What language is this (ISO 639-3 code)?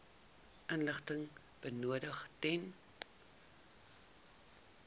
afr